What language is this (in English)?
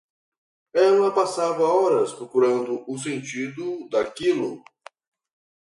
Portuguese